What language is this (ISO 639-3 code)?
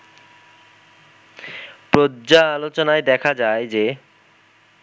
ben